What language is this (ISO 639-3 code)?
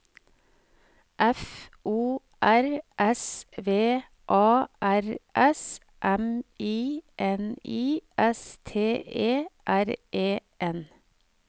nor